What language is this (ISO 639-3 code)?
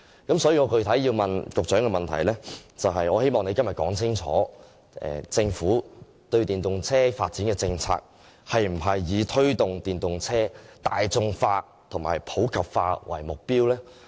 yue